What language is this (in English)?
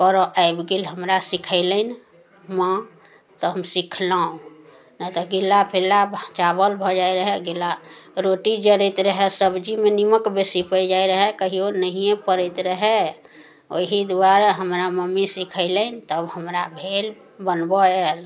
Maithili